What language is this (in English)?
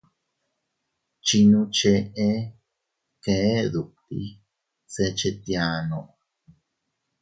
Teutila Cuicatec